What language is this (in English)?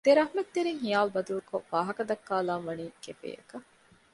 Divehi